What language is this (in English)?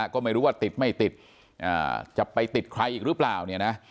Thai